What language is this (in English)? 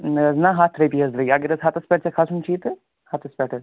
Kashmiri